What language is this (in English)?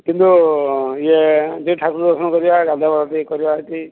Odia